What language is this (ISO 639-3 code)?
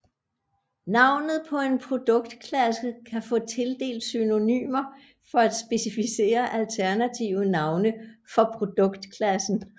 dan